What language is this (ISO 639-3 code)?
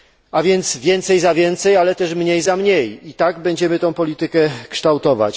pol